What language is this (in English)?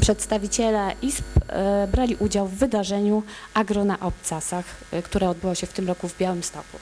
Polish